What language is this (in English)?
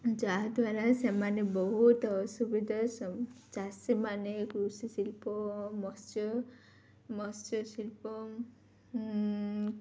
Odia